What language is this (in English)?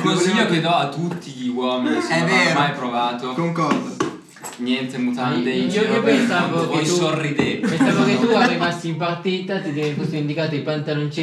Italian